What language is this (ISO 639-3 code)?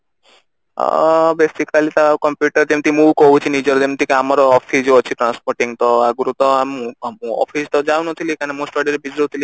ori